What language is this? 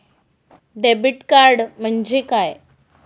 Marathi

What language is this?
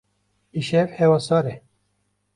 Kurdish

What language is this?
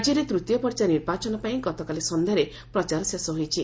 Odia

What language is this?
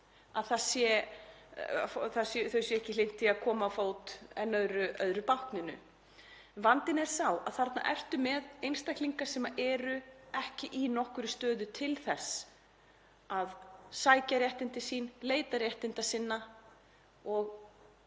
Icelandic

